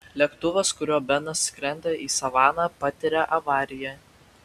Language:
Lithuanian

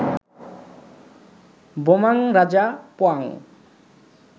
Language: Bangla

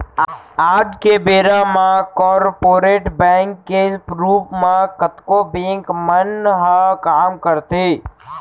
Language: Chhattisgarhi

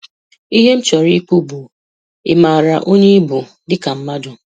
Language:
Igbo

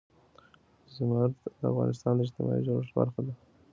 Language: Pashto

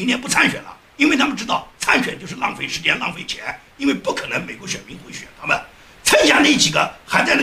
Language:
Chinese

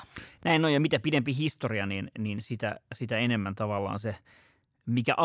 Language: Finnish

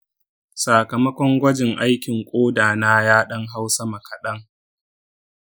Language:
Hausa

